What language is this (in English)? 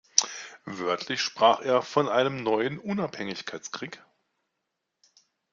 German